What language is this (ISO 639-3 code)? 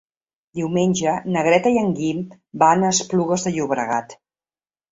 cat